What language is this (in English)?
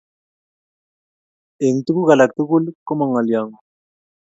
Kalenjin